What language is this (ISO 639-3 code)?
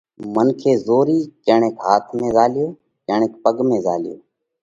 kvx